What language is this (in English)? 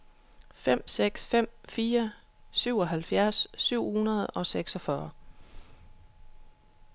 Danish